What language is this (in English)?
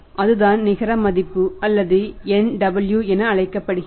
Tamil